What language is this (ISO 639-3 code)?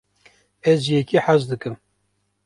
kur